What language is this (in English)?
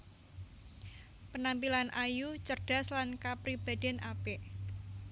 Javanese